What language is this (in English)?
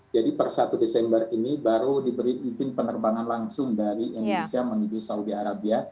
Indonesian